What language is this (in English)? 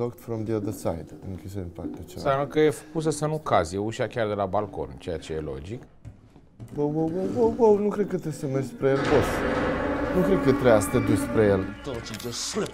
Romanian